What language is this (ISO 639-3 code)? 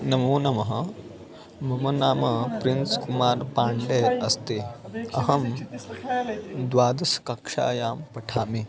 san